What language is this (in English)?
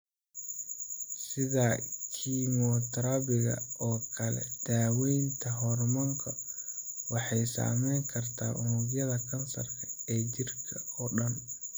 Somali